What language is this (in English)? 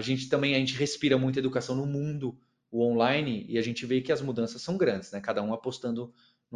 Portuguese